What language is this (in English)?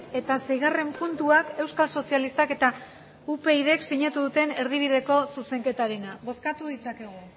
Basque